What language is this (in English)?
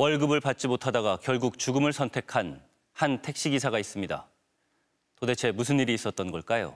Korean